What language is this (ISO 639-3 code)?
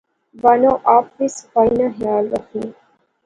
phr